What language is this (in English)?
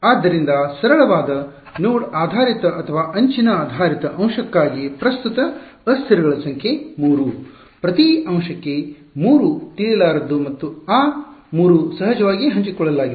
Kannada